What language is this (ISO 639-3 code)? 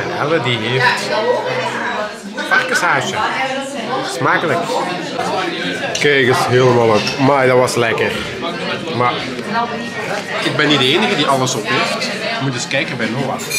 nld